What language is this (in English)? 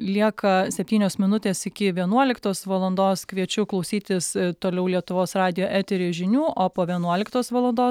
Lithuanian